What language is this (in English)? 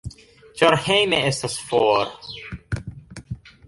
Esperanto